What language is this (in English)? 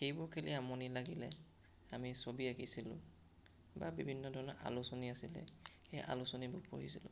Assamese